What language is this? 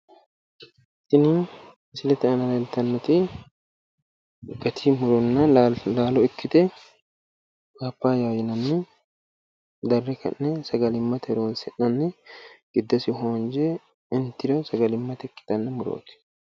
Sidamo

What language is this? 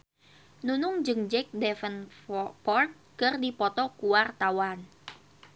Sundanese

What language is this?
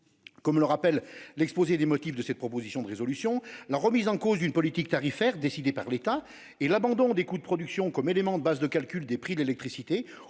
French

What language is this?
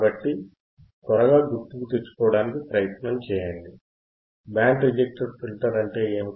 Telugu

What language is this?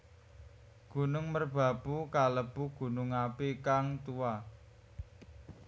Javanese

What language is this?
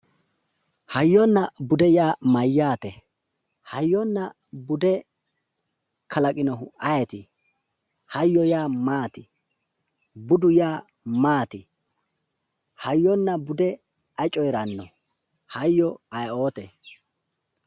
Sidamo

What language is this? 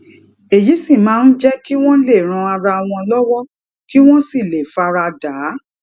Yoruba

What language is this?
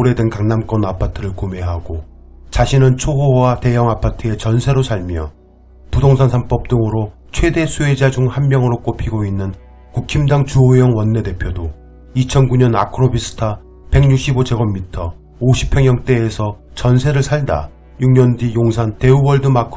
Korean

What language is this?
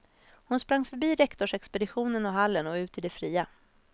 Swedish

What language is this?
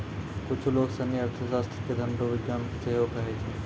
Maithili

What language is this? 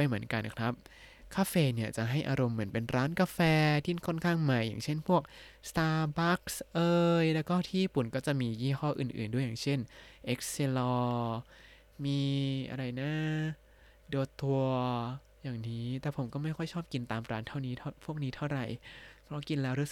Thai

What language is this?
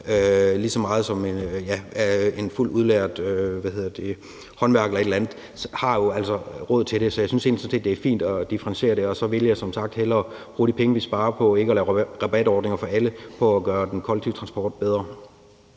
Danish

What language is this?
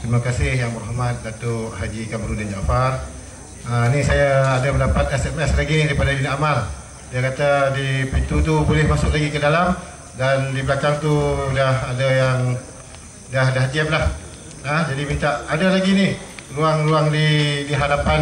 Malay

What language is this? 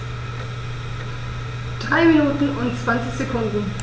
German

